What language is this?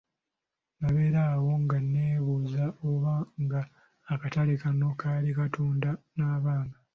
Ganda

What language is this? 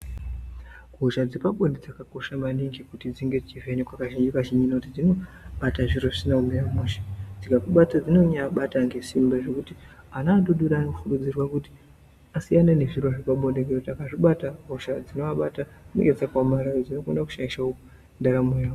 Ndau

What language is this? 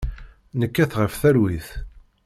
Kabyle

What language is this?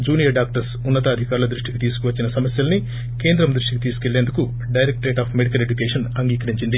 Telugu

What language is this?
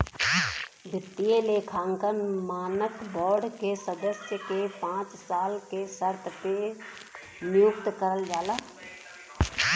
Bhojpuri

